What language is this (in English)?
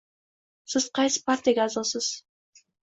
Uzbek